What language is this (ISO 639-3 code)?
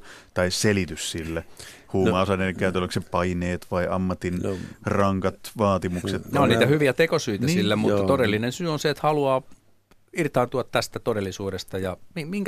fin